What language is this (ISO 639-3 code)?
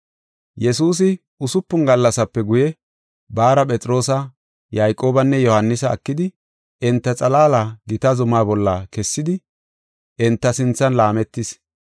gof